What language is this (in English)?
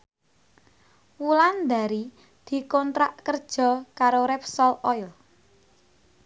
Javanese